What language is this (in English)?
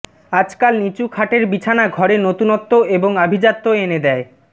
Bangla